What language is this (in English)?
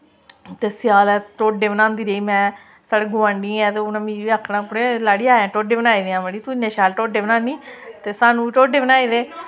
Dogri